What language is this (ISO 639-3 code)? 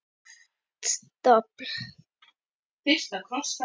isl